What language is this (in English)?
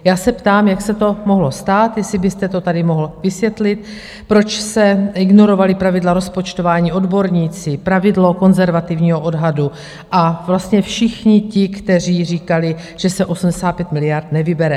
Czech